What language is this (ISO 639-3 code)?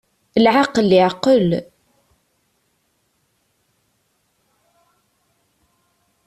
kab